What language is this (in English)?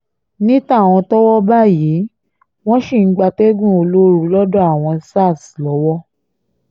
Yoruba